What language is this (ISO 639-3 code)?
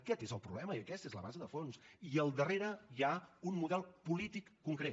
cat